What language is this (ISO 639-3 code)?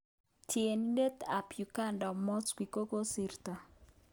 kln